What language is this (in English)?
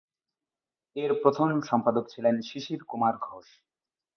Bangla